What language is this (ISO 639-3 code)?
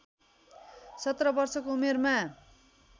nep